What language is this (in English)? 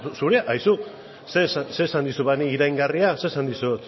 Basque